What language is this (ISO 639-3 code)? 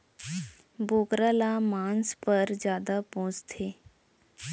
hne